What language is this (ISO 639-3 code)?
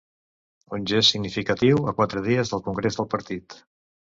cat